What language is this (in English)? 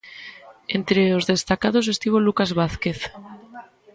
Galician